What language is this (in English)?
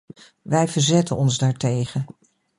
Dutch